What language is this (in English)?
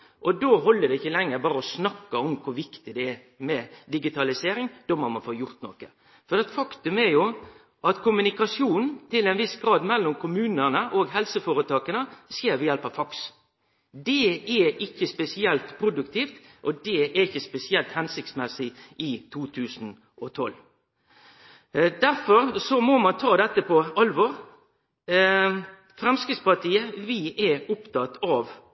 Norwegian Nynorsk